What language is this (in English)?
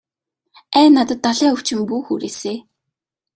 Mongolian